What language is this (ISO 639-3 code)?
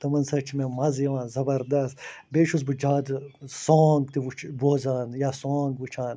kas